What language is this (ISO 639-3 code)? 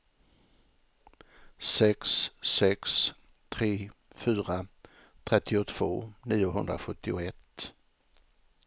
swe